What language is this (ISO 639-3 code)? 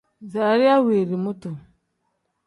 kdh